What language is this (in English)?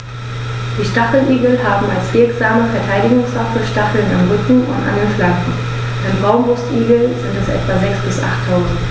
German